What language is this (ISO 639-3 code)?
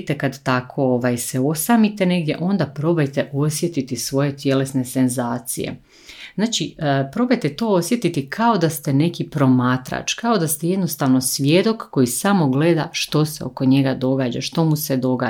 hrv